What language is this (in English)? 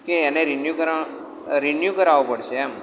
Gujarati